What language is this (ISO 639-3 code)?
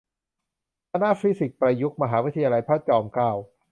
tha